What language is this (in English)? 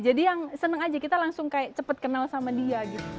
Indonesian